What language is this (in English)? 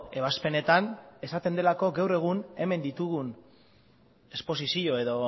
Basque